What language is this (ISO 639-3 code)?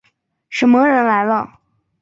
zho